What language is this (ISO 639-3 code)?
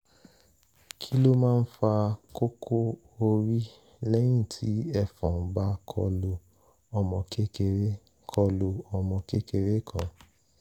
yor